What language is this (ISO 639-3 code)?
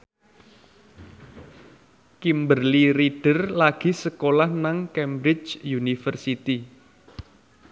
jav